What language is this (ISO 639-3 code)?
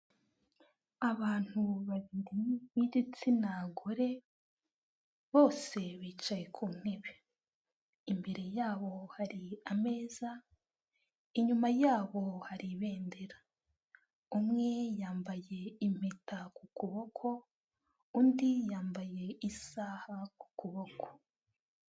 kin